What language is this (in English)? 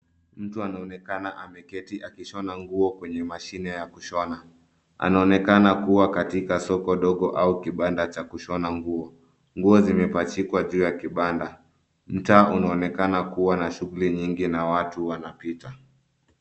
Swahili